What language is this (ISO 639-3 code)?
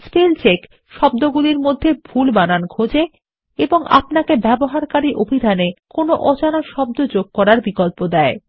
ben